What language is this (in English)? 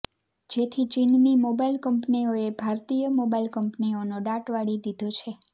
Gujarati